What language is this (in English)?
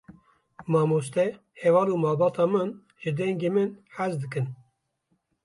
Kurdish